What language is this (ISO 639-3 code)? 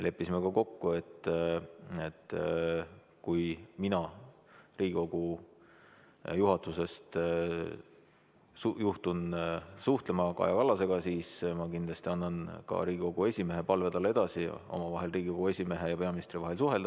est